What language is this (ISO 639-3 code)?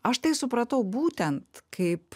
lit